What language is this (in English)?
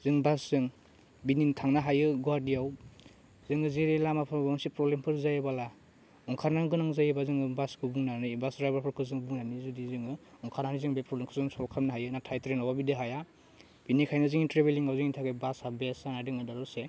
Bodo